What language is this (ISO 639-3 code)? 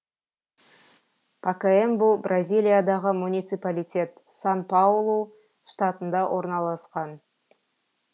kaz